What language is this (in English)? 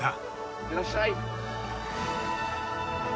Japanese